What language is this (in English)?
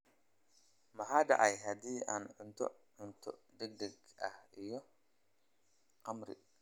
Somali